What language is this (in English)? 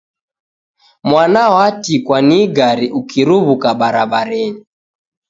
Taita